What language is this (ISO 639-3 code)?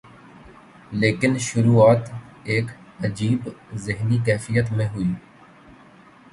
urd